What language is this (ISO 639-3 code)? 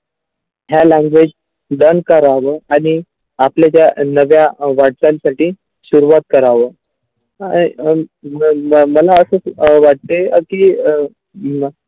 mar